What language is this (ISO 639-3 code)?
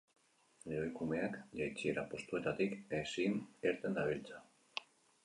eus